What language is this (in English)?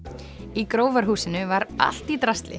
Icelandic